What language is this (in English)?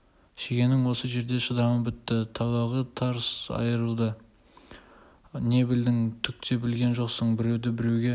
Kazakh